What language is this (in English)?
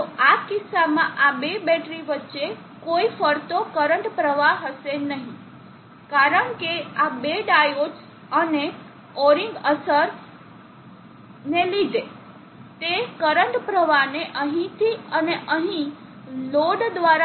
Gujarati